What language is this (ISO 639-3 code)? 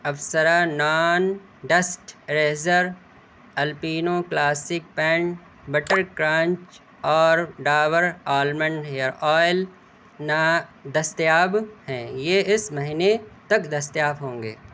urd